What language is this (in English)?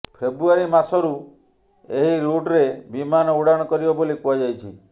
Odia